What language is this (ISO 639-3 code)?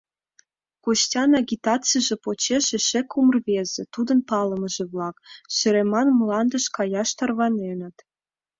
chm